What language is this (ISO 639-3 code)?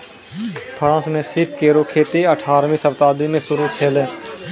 mai